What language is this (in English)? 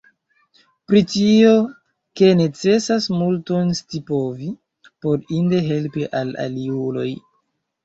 Esperanto